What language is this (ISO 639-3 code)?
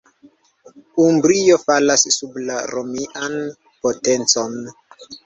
epo